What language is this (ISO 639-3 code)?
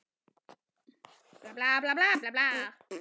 isl